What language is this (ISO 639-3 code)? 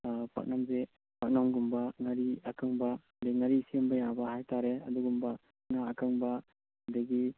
mni